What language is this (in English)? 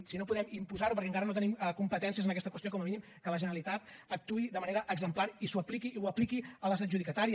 Catalan